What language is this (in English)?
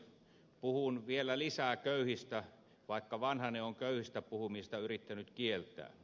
Finnish